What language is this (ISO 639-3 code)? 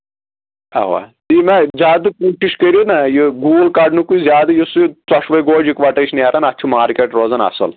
kas